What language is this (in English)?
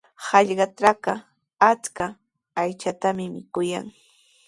Sihuas Ancash Quechua